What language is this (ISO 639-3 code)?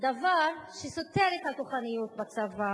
heb